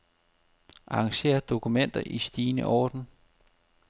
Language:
Danish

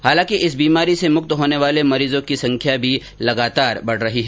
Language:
Hindi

